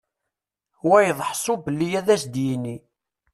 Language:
Kabyle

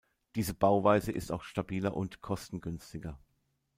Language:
German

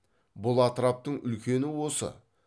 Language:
Kazakh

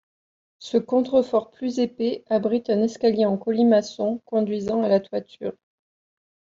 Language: French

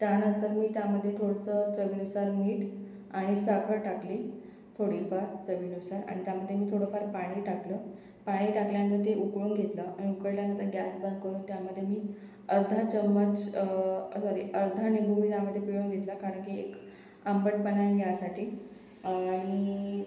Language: Marathi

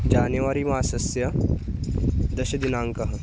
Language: Sanskrit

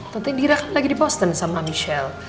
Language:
Indonesian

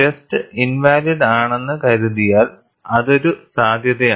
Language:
Malayalam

